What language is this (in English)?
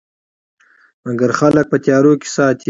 Pashto